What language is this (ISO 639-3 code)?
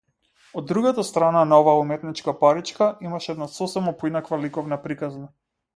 mkd